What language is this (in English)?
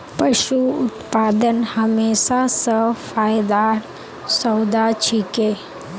Magahi